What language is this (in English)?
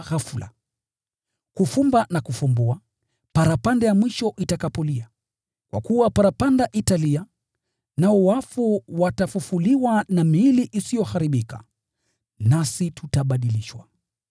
Swahili